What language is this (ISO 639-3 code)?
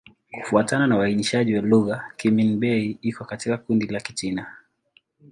swa